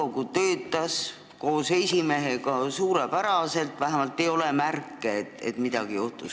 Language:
Estonian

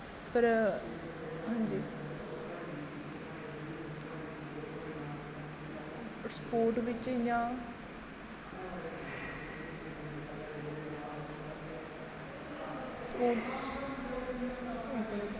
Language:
Dogri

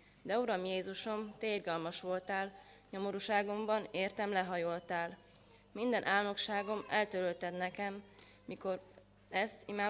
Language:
Hungarian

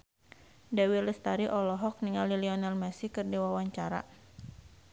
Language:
Sundanese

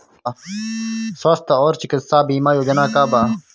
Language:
Bhojpuri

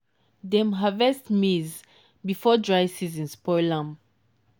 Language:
Nigerian Pidgin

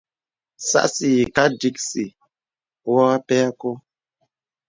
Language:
Bebele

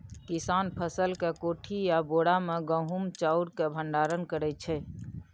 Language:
Maithili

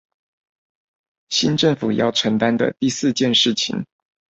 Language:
Chinese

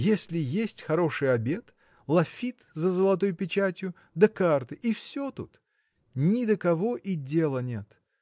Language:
Russian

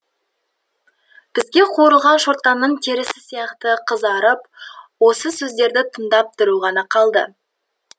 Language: Kazakh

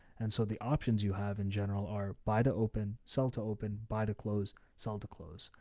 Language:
English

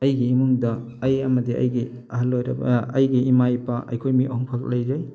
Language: Manipuri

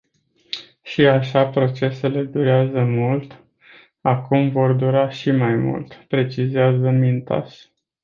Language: Romanian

